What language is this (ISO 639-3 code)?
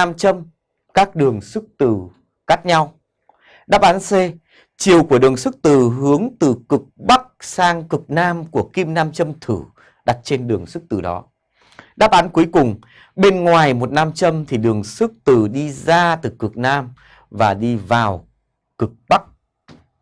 vie